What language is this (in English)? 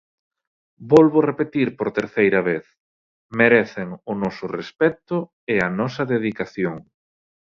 Galician